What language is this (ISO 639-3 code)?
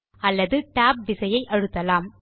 tam